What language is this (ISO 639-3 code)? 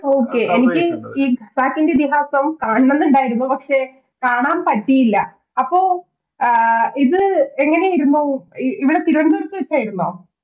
mal